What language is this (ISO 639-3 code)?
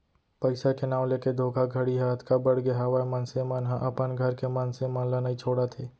hne